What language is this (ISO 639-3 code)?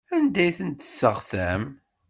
kab